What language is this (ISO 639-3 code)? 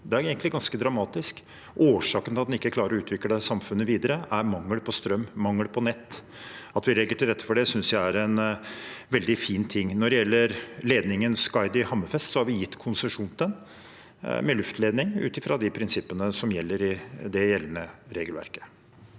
nor